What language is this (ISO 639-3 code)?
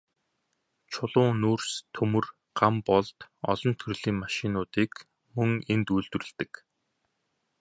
mon